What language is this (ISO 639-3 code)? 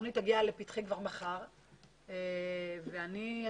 heb